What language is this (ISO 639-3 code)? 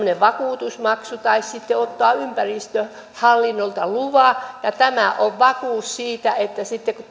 fin